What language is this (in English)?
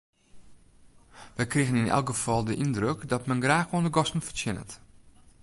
Western Frisian